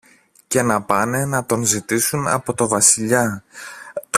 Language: Greek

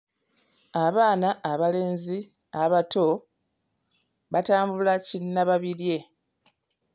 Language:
Ganda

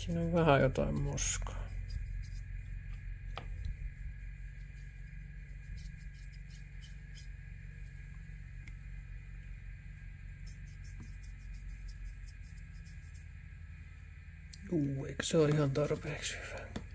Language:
Finnish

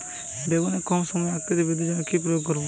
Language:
Bangla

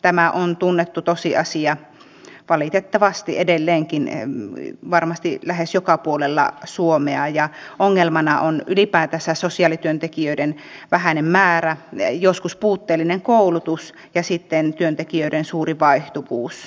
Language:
Finnish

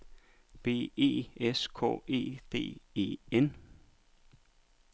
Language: Danish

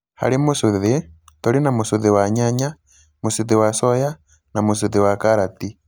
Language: Kikuyu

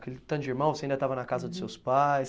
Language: Portuguese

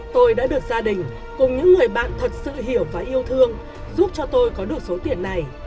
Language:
Vietnamese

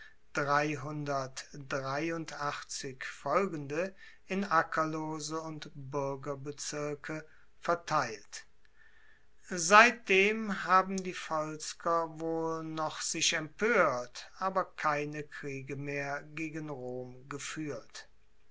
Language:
German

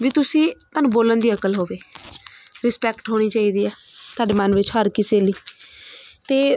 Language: Punjabi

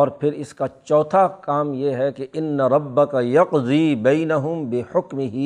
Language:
Urdu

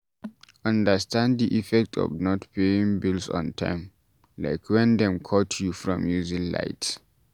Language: Nigerian Pidgin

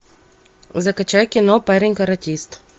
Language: Russian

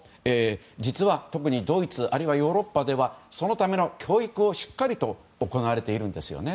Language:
Japanese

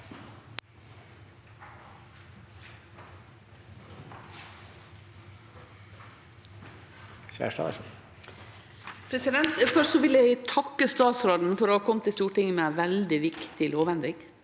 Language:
Norwegian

